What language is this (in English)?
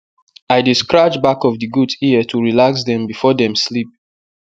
Nigerian Pidgin